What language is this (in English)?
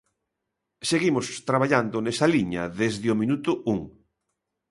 Galician